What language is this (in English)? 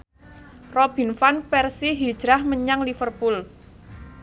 Javanese